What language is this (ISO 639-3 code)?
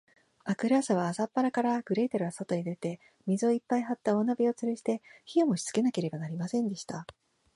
jpn